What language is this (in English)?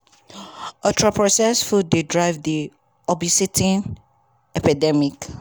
Nigerian Pidgin